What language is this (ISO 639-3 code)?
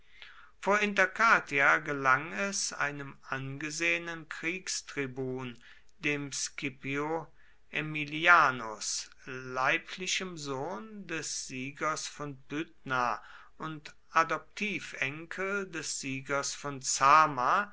deu